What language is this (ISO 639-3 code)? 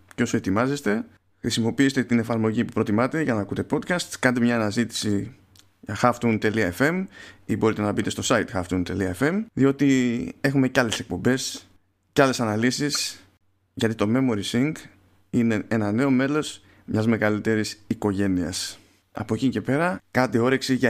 ell